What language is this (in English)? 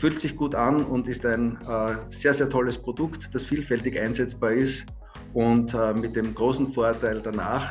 German